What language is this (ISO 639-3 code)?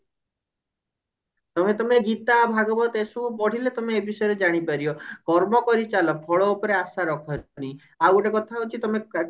ori